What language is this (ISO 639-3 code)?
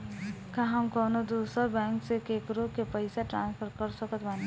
bho